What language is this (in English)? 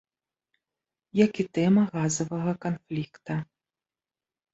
Belarusian